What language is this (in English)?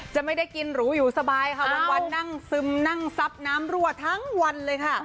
Thai